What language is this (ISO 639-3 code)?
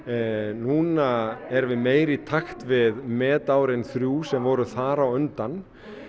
isl